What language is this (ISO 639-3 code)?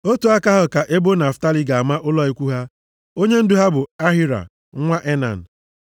ibo